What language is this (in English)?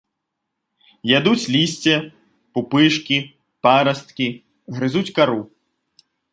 Belarusian